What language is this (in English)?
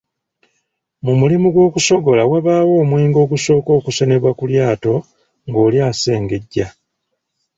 Ganda